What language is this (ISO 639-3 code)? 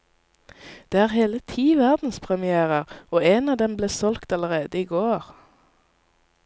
nor